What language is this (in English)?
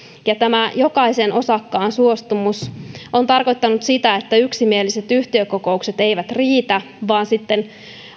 Finnish